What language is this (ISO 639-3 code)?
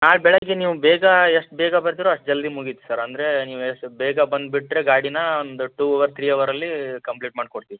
kan